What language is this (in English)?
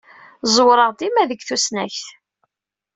Kabyle